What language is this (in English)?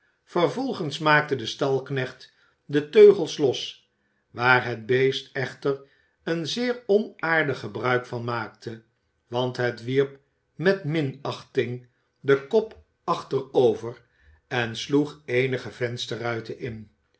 Dutch